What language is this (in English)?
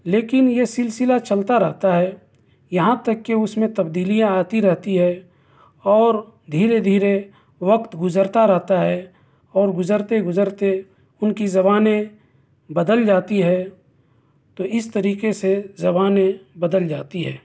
Urdu